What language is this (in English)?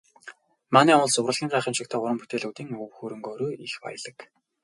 Mongolian